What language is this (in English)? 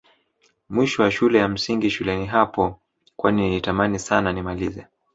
Swahili